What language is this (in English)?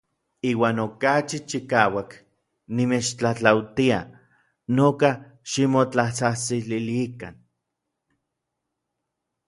Orizaba Nahuatl